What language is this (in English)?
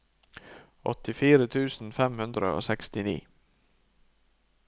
Norwegian